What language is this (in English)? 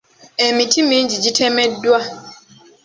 Ganda